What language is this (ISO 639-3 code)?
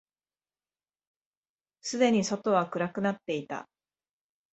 jpn